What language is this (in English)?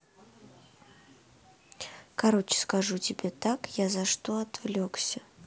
Russian